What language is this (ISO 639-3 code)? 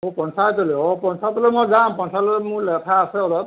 asm